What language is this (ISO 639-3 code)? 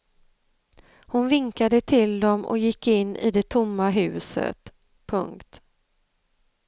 swe